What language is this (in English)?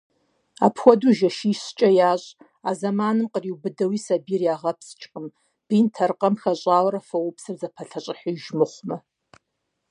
Kabardian